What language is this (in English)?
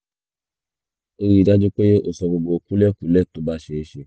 Yoruba